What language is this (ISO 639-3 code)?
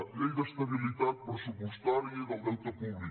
cat